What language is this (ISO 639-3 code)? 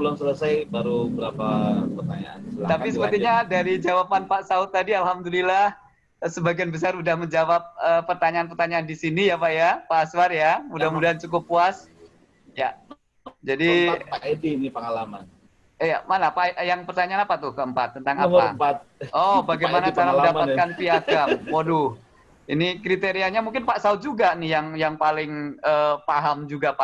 ind